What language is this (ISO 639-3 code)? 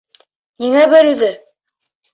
bak